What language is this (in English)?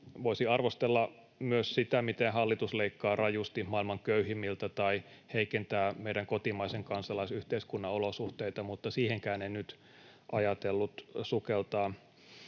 Finnish